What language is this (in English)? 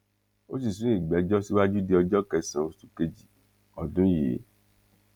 Yoruba